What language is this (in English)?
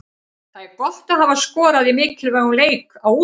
Icelandic